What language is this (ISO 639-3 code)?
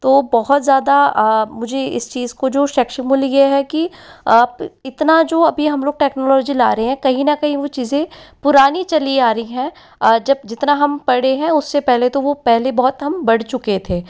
hin